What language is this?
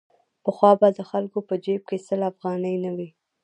Pashto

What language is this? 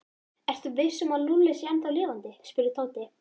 Icelandic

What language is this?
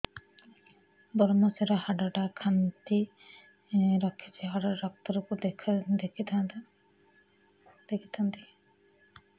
Odia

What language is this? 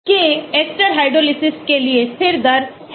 Hindi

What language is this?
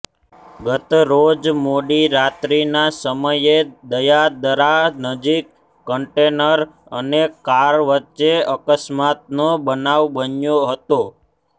Gujarati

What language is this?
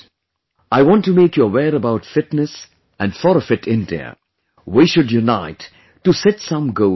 English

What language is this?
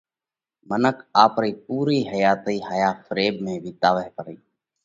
Parkari Koli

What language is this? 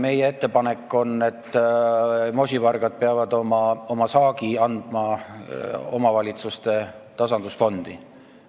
Estonian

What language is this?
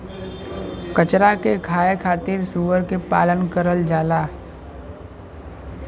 Bhojpuri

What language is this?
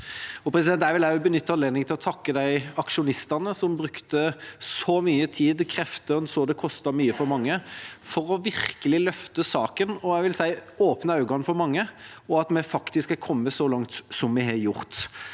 Norwegian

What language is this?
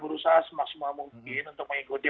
Indonesian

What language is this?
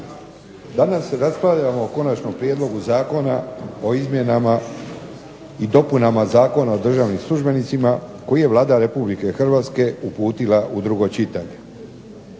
Croatian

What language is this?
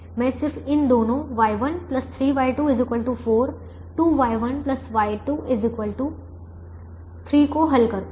Hindi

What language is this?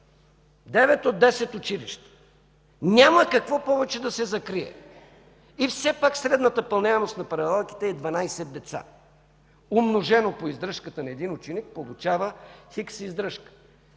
Bulgarian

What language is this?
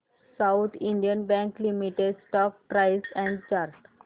Marathi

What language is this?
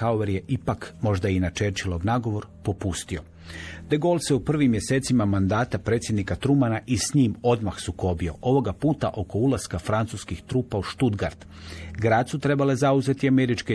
Croatian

